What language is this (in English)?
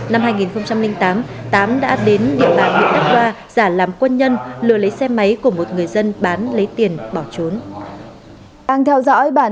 Vietnamese